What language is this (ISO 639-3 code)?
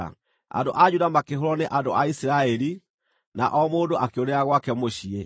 kik